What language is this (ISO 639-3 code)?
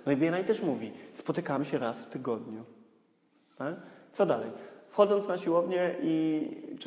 pol